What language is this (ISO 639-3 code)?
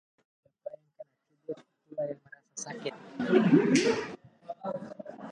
ind